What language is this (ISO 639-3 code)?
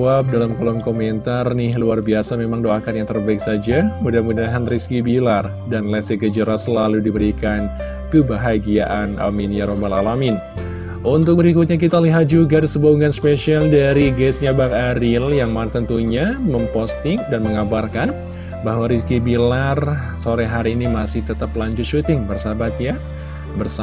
ind